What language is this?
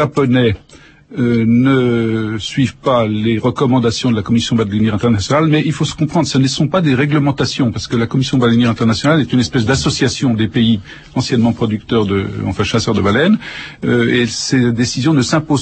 French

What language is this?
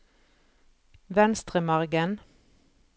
Norwegian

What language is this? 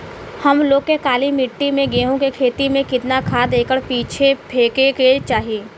Bhojpuri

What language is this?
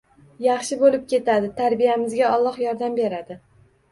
Uzbek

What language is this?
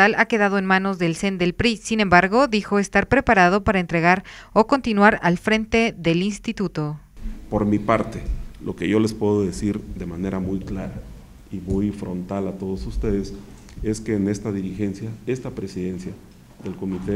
Spanish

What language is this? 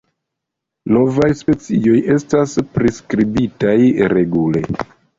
Esperanto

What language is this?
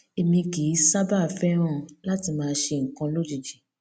Yoruba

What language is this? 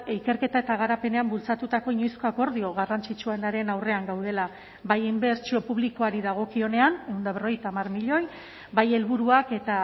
Basque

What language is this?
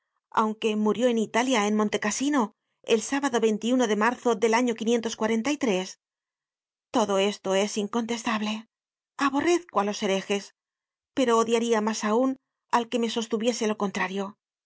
Spanish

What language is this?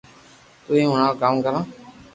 Loarki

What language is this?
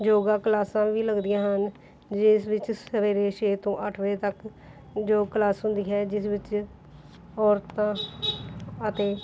Punjabi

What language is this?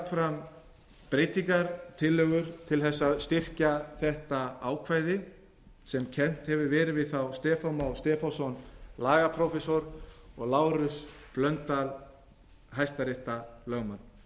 Icelandic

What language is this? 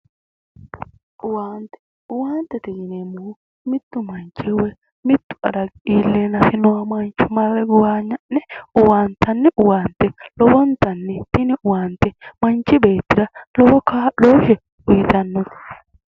Sidamo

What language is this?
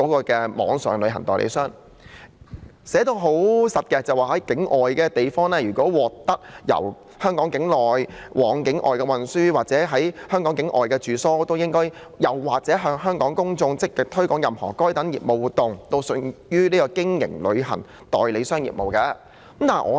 Cantonese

